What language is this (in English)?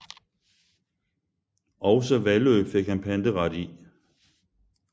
Danish